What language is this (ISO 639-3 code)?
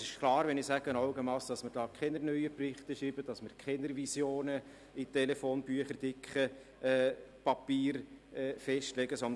gsw